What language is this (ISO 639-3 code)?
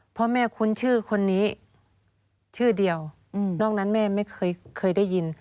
tha